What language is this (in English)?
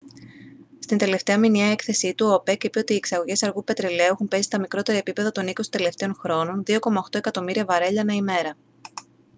Greek